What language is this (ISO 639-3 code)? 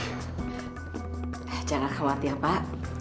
ind